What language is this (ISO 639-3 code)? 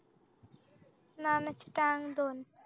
mar